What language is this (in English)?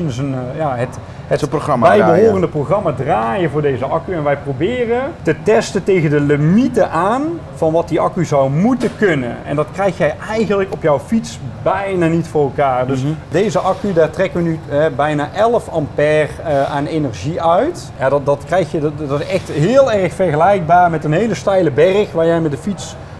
Dutch